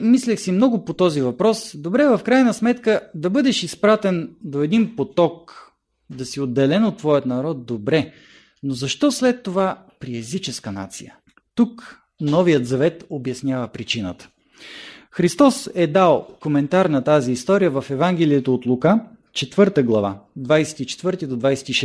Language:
Bulgarian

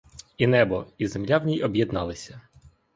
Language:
Ukrainian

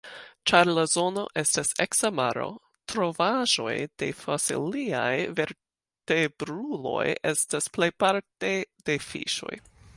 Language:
Esperanto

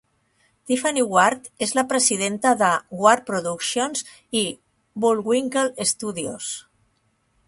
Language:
Catalan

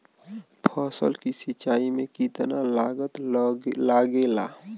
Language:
Bhojpuri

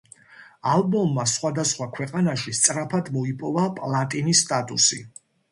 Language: Georgian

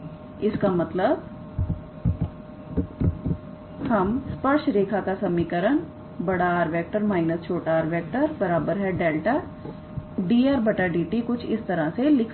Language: Hindi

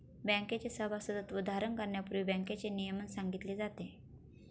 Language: Marathi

